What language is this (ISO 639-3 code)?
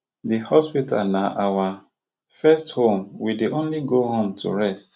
pcm